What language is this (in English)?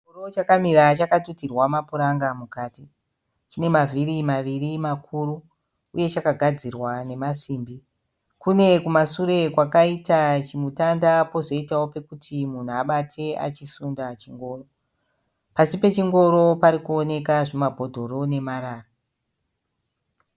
Shona